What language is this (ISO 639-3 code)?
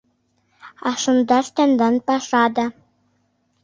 chm